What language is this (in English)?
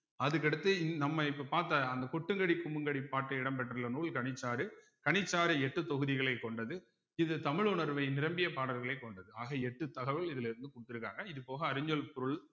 Tamil